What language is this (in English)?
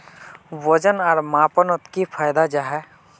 Magahi